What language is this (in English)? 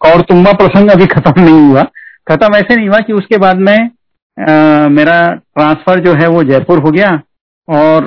Hindi